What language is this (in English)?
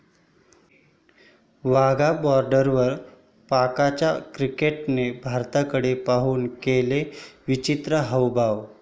Marathi